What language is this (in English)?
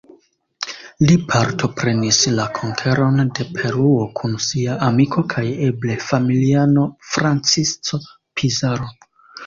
Esperanto